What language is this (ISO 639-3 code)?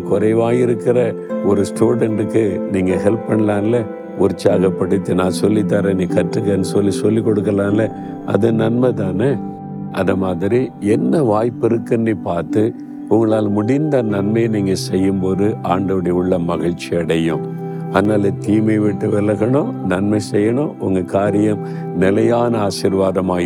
tam